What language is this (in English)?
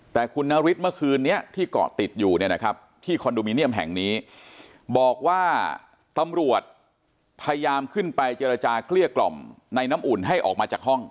Thai